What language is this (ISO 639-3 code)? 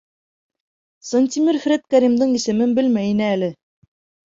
bak